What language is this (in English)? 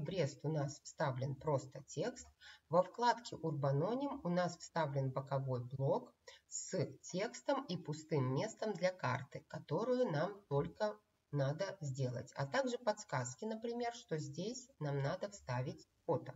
Russian